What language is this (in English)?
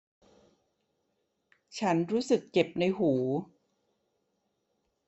Thai